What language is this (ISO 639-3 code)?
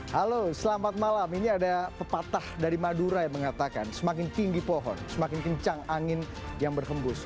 ind